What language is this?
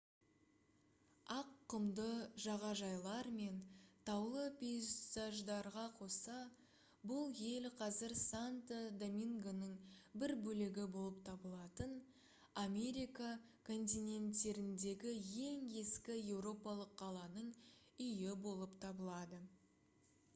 Kazakh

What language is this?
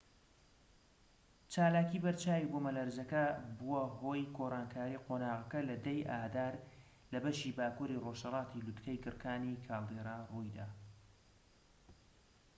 Central Kurdish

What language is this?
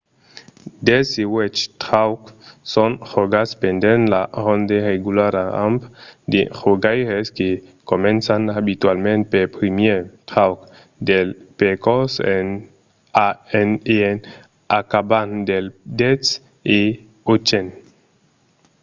Occitan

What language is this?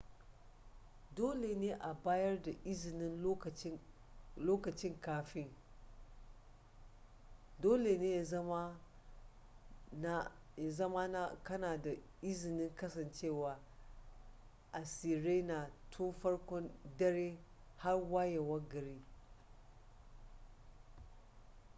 Hausa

